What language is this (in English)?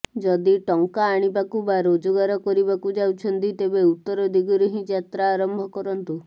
Odia